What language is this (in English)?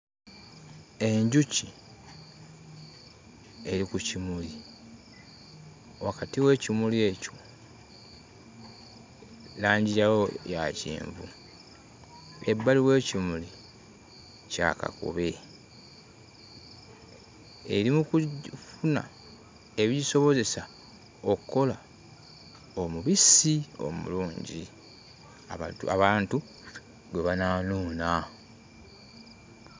Ganda